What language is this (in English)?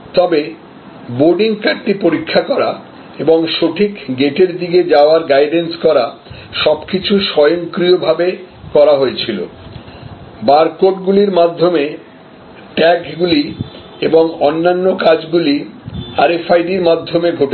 Bangla